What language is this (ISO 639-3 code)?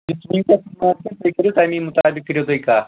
kas